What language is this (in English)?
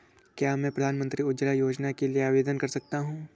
Hindi